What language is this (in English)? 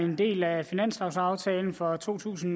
Danish